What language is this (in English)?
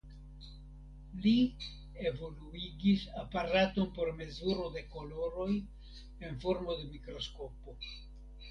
Esperanto